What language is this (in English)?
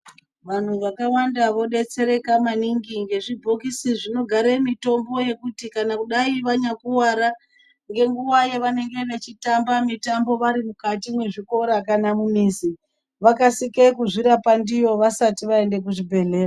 Ndau